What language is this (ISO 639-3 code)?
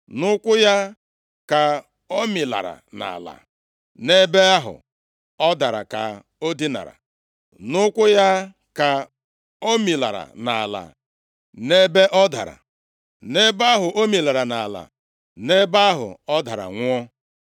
ibo